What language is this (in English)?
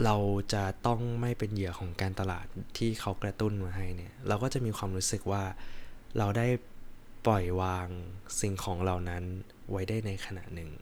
Thai